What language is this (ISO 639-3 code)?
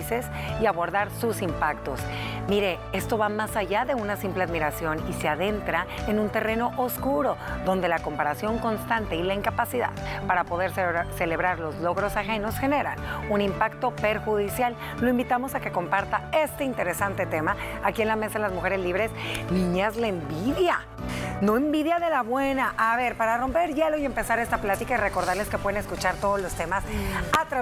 spa